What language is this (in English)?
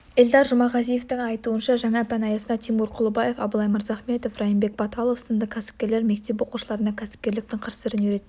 Kazakh